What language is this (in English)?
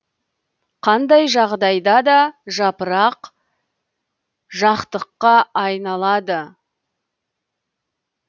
Kazakh